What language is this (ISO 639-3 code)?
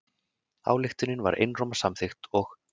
isl